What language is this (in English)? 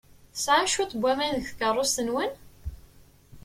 Kabyle